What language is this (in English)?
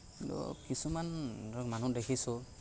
Assamese